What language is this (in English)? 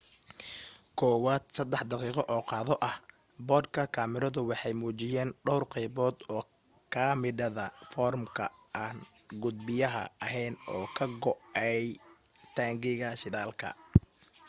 Somali